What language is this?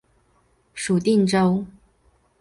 Chinese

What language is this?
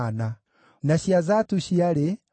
Kikuyu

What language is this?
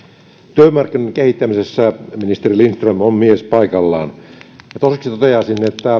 Finnish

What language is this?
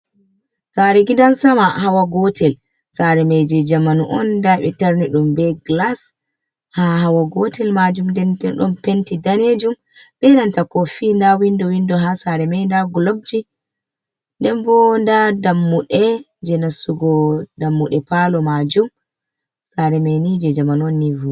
Fula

